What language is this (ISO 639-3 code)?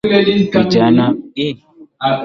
swa